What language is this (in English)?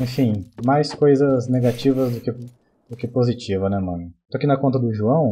Portuguese